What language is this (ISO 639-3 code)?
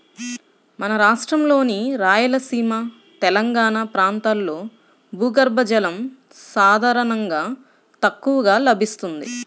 tel